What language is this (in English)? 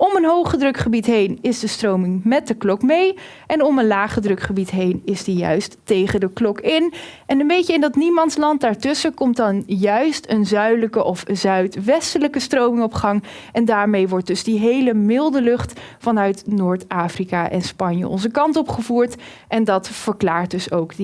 Dutch